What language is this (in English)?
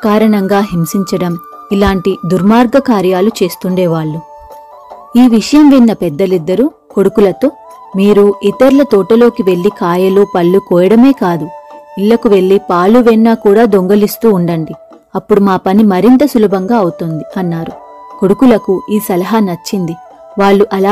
Telugu